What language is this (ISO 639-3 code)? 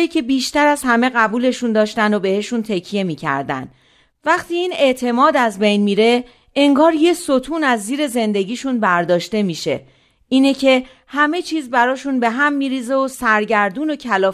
fas